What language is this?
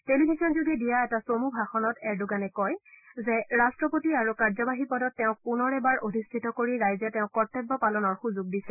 Assamese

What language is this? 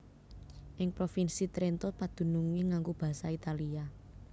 Javanese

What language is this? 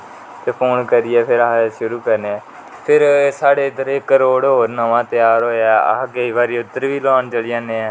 Dogri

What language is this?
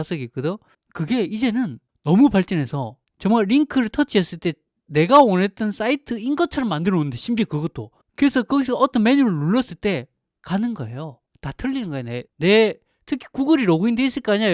Korean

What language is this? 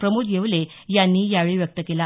Marathi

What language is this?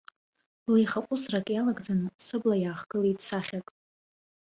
Abkhazian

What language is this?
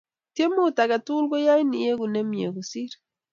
Kalenjin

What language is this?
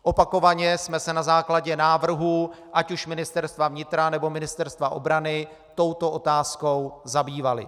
Czech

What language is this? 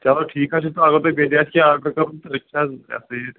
Kashmiri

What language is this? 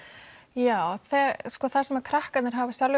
Icelandic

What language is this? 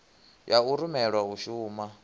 Venda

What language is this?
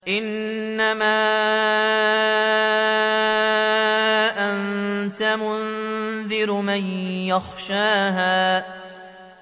Arabic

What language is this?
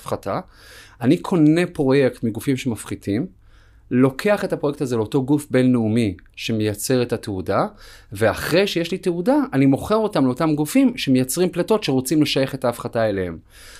Hebrew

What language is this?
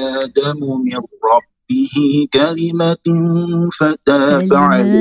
Malay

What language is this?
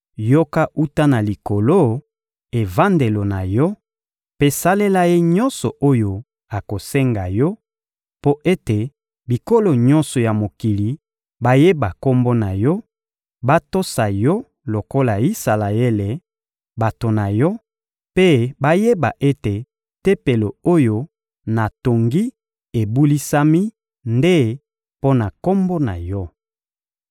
Lingala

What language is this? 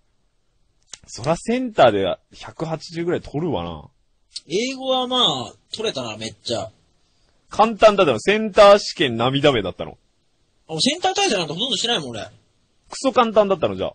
Japanese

